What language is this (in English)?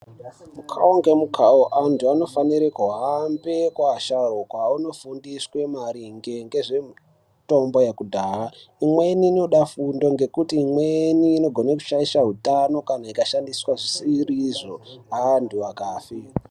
Ndau